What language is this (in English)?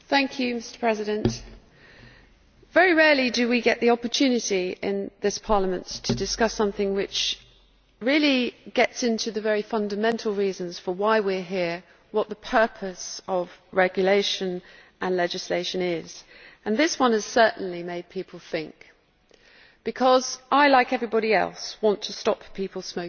English